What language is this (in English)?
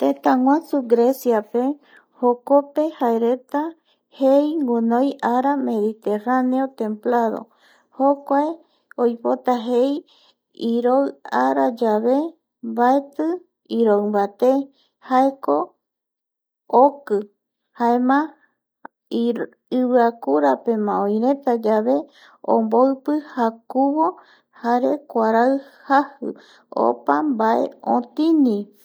Eastern Bolivian Guaraní